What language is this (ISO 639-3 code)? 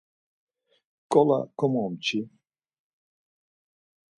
lzz